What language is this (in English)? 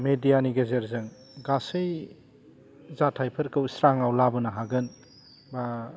Bodo